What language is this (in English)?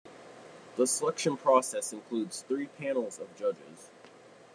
English